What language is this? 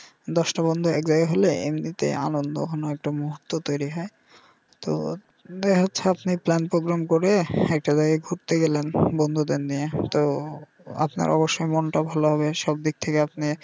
Bangla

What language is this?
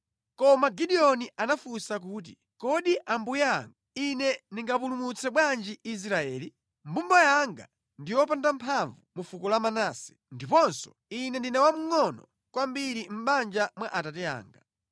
Nyanja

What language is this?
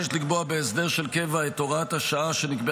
Hebrew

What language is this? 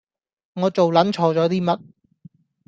Cantonese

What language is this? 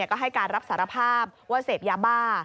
Thai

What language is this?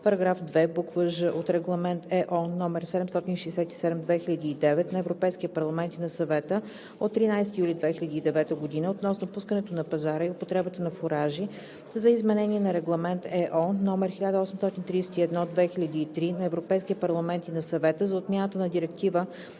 Bulgarian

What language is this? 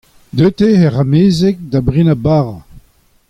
Breton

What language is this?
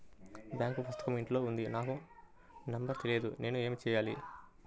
Telugu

